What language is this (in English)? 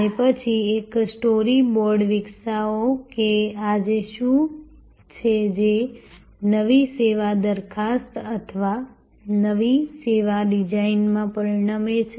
Gujarati